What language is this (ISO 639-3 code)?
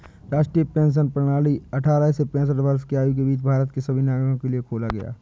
hin